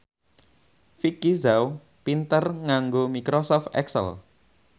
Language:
Javanese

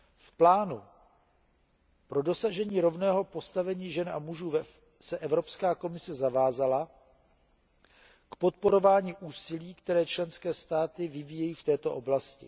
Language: Czech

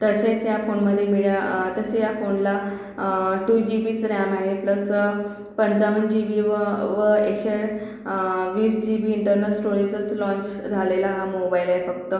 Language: Marathi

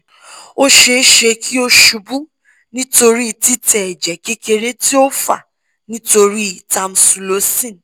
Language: Yoruba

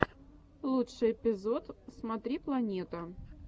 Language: Russian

